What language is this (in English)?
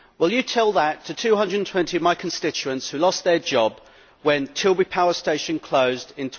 English